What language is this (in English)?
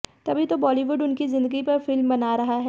Hindi